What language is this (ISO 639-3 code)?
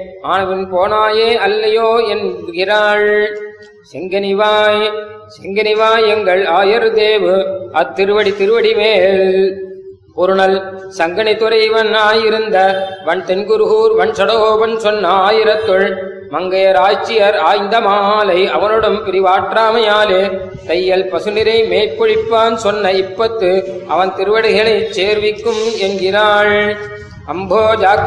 tam